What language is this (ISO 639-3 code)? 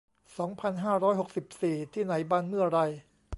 tha